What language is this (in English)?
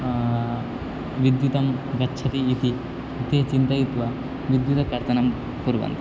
Sanskrit